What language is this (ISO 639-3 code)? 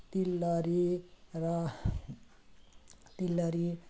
nep